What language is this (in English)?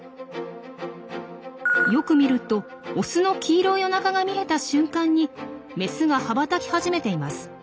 Japanese